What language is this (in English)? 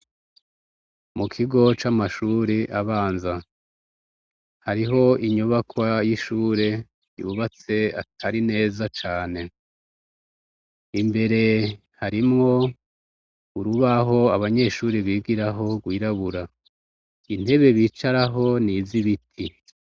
Rundi